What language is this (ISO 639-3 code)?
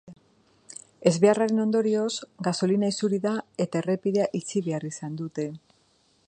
eus